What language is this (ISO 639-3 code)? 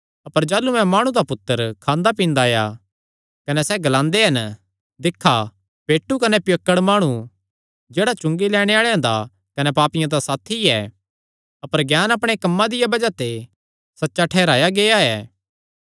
xnr